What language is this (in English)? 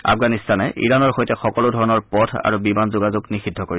Assamese